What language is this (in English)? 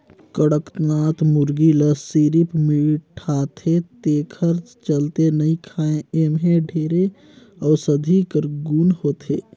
Chhattisgarhi